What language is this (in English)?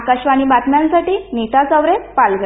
Marathi